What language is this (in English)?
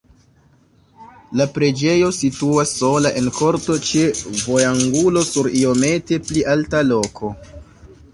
Esperanto